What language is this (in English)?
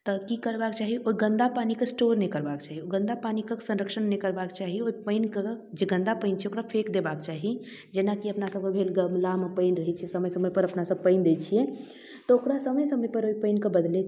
Maithili